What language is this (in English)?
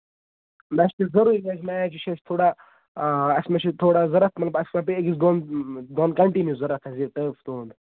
Kashmiri